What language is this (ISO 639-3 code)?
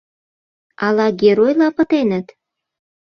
chm